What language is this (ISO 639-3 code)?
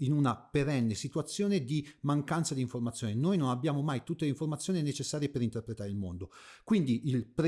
ita